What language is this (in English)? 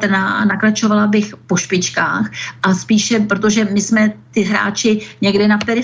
Czech